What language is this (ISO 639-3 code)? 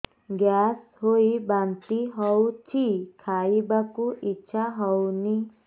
ori